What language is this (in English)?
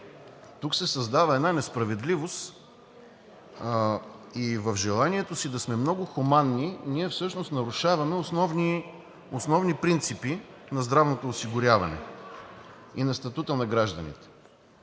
Bulgarian